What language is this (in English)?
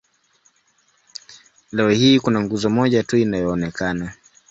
Swahili